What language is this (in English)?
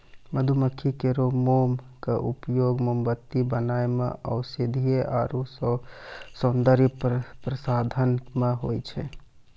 Maithili